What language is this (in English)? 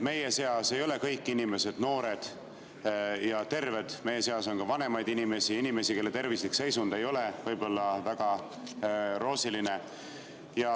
Estonian